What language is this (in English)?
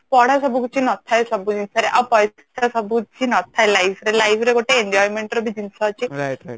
Odia